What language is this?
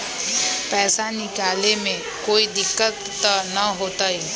Magahi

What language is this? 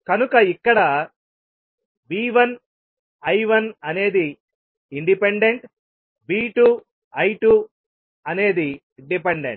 Telugu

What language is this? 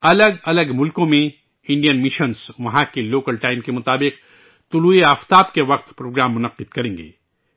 Urdu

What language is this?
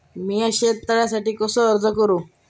Marathi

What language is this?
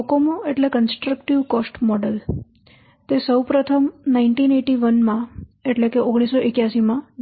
Gujarati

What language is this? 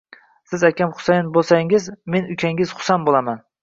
Uzbek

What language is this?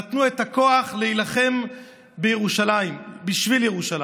Hebrew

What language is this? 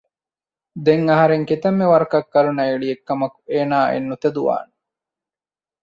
Divehi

